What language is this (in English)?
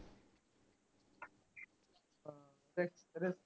Punjabi